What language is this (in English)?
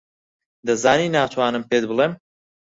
Central Kurdish